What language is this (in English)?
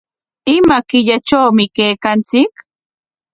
Corongo Ancash Quechua